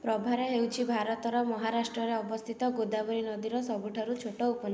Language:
Odia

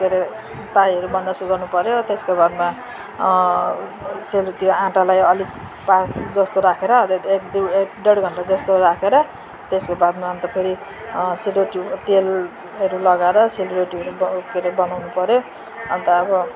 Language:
Nepali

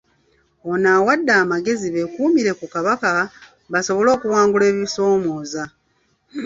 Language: Ganda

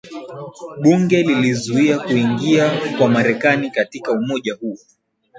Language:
Swahili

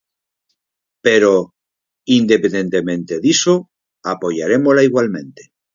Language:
Galician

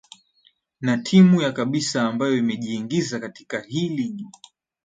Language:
Swahili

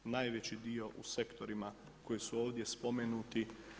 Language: Croatian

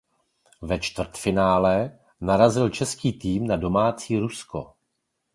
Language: Czech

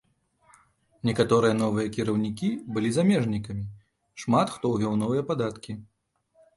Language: Belarusian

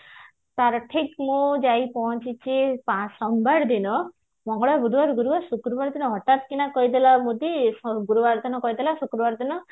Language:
Odia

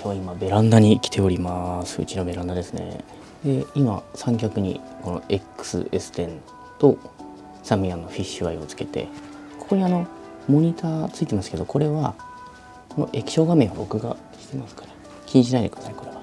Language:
Japanese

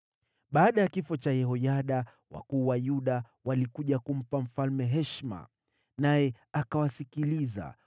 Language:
Swahili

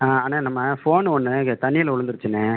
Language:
Tamil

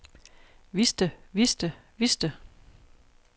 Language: Danish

